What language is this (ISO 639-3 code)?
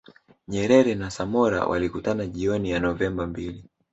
swa